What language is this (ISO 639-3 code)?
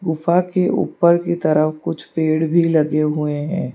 hin